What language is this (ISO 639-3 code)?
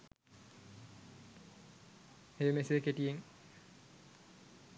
sin